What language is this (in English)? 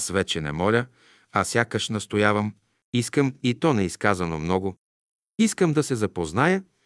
Bulgarian